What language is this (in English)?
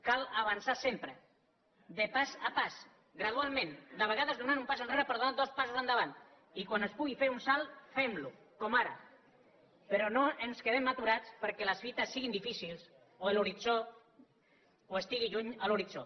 Catalan